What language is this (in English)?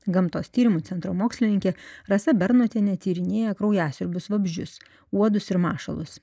Lithuanian